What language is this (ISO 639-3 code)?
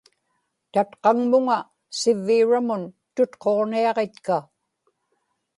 ipk